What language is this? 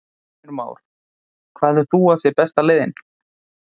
Icelandic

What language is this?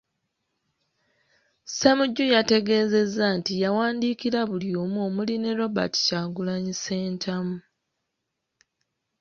Ganda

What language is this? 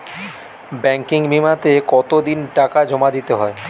Bangla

